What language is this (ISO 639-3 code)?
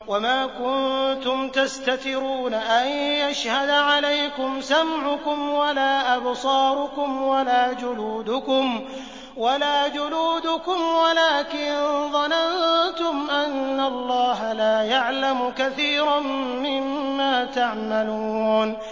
ara